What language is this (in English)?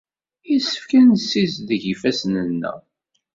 Kabyle